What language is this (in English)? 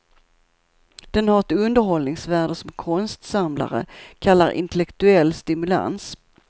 Swedish